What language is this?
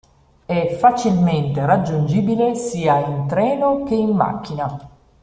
Italian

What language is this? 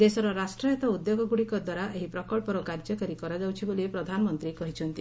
Odia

